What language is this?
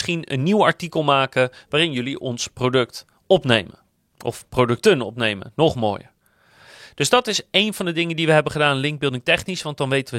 Dutch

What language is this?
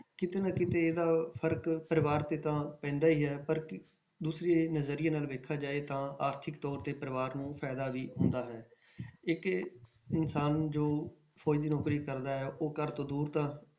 Punjabi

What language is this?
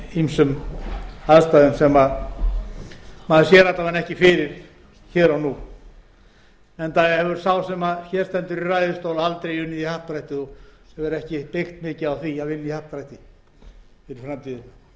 Icelandic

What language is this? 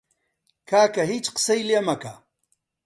Central Kurdish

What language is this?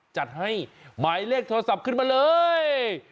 Thai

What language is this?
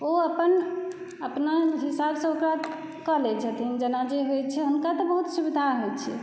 Maithili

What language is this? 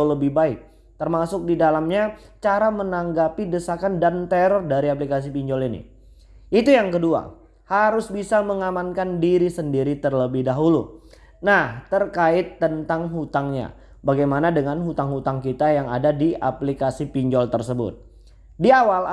Indonesian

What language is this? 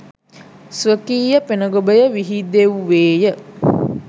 Sinhala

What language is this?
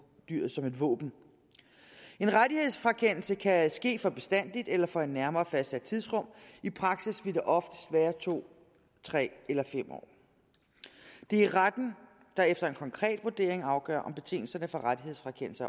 Danish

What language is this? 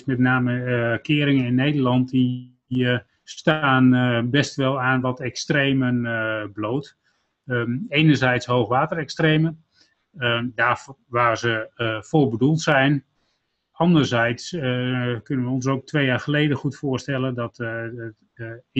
Dutch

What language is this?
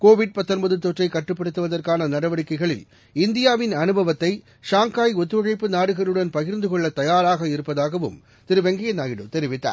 Tamil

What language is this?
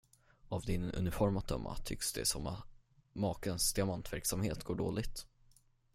Swedish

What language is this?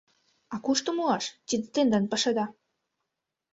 Mari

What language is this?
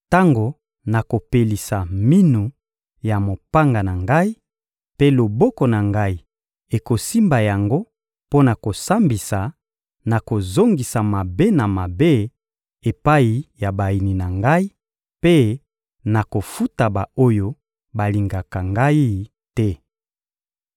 Lingala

